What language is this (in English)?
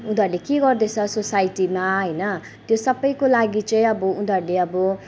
Nepali